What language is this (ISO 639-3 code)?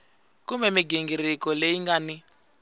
tso